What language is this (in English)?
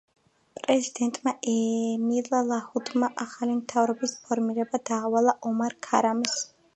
Georgian